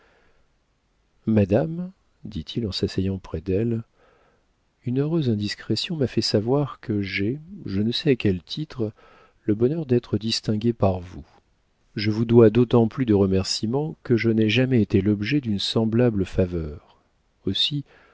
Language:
French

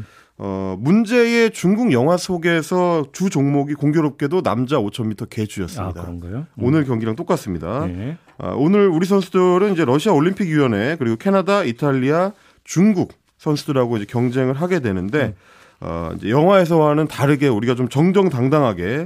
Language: Korean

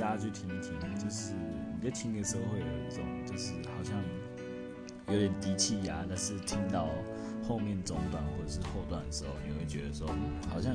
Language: Chinese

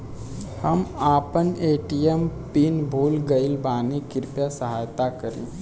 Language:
Bhojpuri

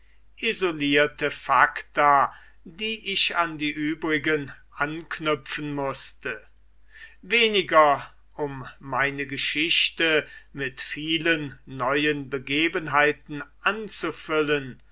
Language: German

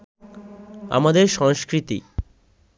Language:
Bangla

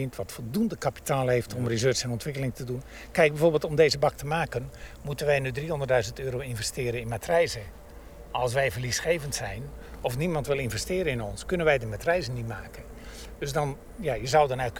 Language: Dutch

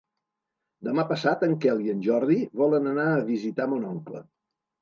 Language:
Catalan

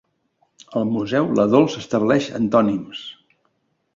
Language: Catalan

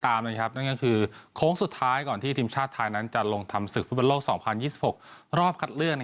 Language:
Thai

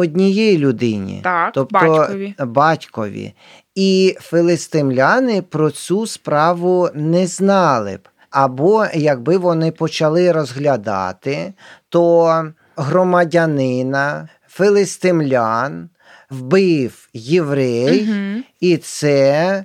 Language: Ukrainian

